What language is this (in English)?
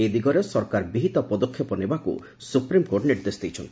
Odia